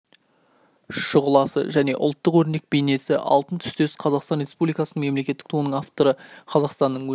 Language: Kazakh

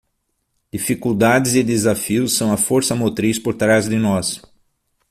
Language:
Portuguese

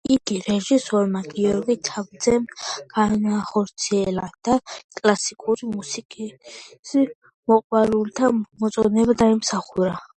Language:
Georgian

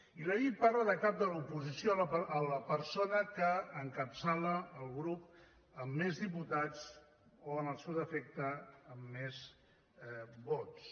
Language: Catalan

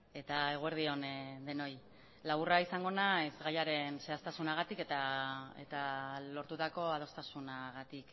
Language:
Basque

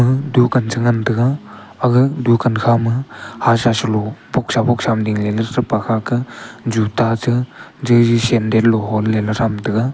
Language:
Wancho Naga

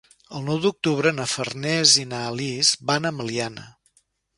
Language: Catalan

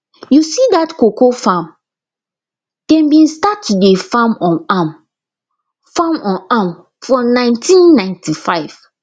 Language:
Nigerian Pidgin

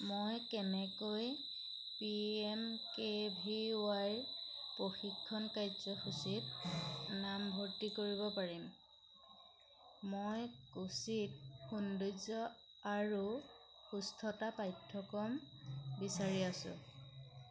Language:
Assamese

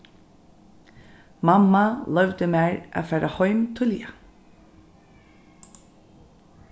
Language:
Faroese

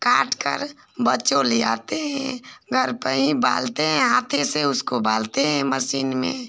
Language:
Hindi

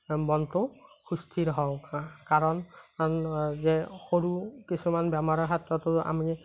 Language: Assamese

